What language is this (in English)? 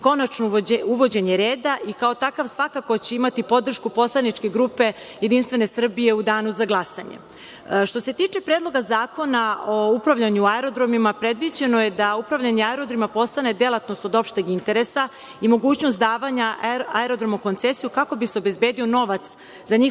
Serbian